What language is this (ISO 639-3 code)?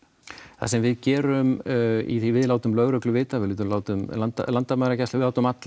isl